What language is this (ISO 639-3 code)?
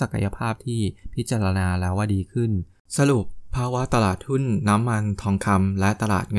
tha